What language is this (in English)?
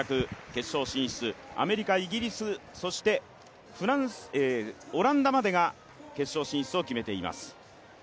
Japanese